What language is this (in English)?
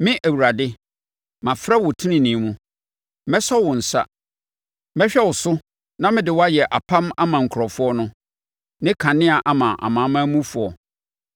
Akan